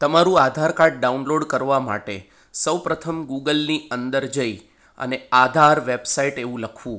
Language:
Gujarati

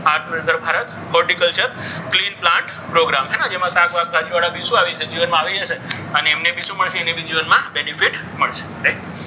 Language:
Gujarati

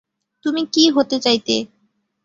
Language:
Bangla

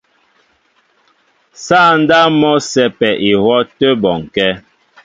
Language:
Mbo (Cameroon)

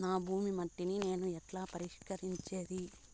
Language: Telugu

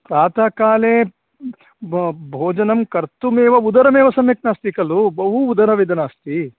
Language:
Sanskrit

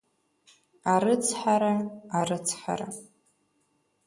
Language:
Abkhazian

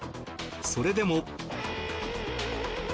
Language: Japanese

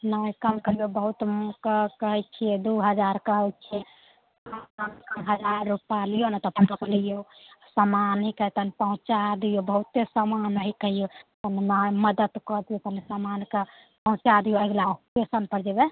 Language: Maithili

